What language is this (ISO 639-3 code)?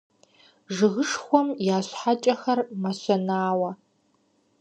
kbd